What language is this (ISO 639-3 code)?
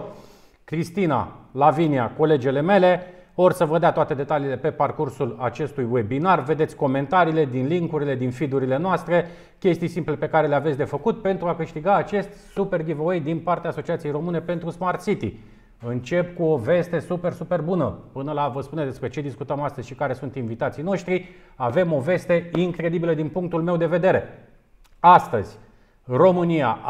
ron